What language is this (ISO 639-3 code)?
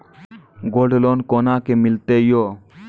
mai